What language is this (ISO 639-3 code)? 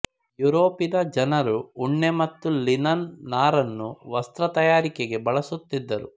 kan